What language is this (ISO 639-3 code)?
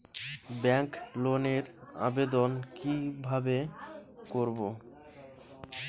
ben